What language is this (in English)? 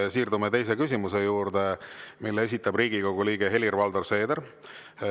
Estonian